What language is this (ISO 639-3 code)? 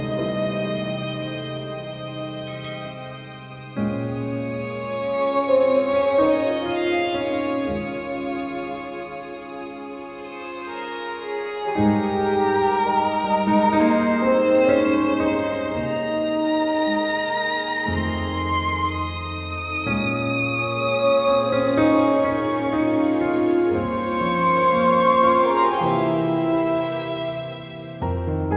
ind